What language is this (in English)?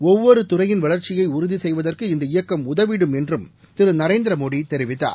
Tamil